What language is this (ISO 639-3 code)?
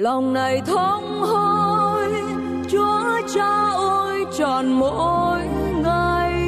vie